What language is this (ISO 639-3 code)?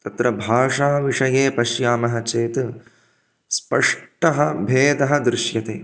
san